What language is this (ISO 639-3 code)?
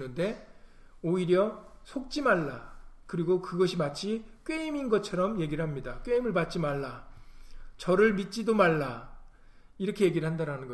kor